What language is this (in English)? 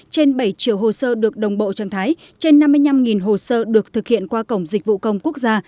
Vietnamese